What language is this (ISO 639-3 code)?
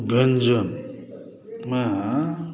mai